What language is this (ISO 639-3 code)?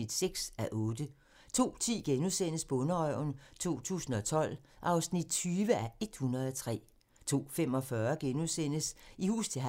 dan